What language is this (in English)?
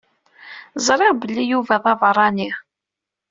Kabyle